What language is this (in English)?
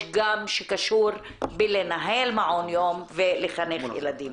Hebrew